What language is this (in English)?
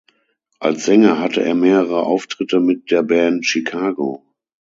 German